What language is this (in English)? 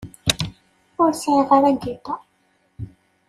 Kabyle